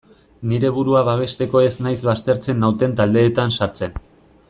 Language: Basque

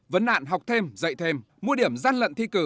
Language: Vietnamese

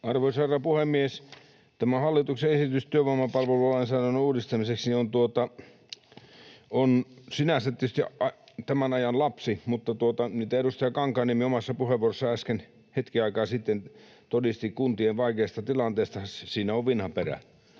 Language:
Finnish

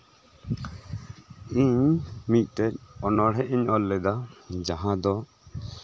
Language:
Santali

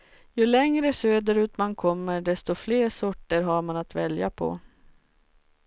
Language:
Swedish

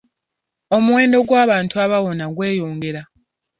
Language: Ganda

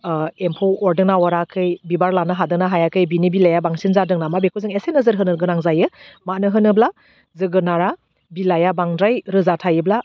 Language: Bodo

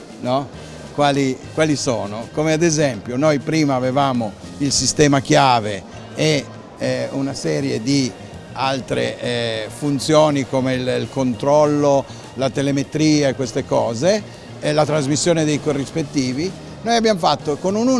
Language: Italian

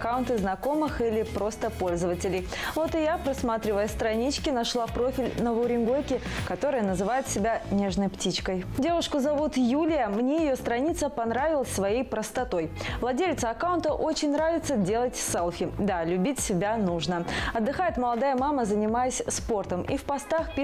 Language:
Russian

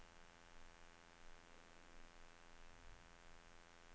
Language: Norwegian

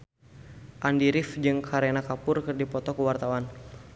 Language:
Sundanese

